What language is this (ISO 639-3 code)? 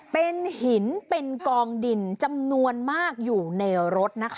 tha